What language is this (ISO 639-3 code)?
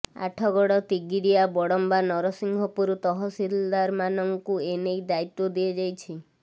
ori